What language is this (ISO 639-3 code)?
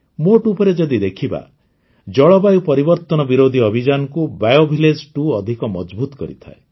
ori